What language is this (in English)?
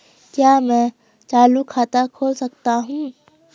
Hindi